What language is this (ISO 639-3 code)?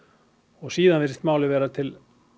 isl